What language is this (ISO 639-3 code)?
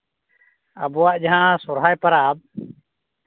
sat